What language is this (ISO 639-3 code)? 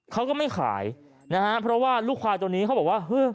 tha